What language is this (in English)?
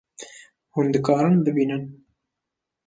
Kurdish